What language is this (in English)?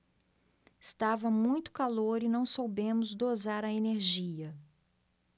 Portuguese